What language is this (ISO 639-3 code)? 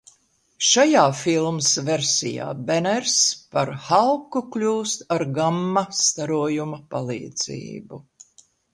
lav